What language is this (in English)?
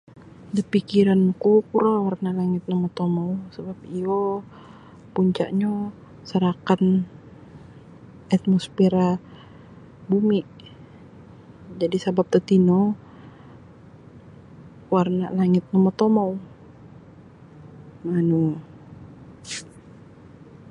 Sabah Bisaya